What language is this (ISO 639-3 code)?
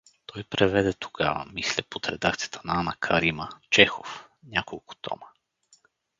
bul